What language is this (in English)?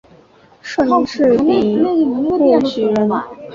Chinese